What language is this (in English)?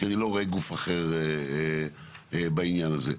Hebrew